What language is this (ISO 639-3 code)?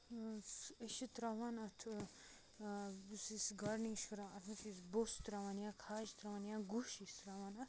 kas